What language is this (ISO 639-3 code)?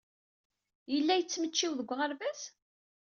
kab